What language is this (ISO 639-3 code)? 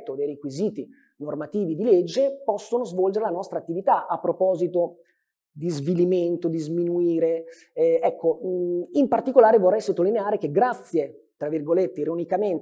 ita